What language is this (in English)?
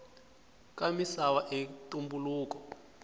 Tsonga